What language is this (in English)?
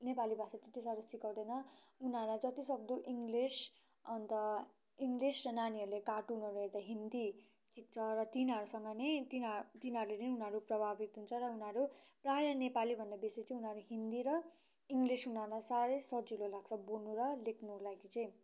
Nepali